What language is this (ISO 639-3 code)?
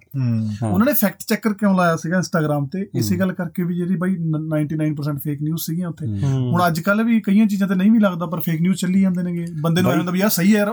pan